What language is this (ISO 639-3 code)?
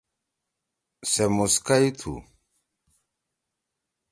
trw